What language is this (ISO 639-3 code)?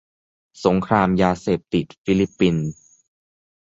tha